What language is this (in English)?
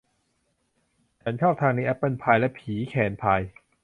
Thai